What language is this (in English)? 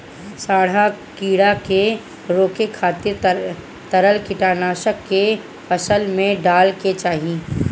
Bhojpuri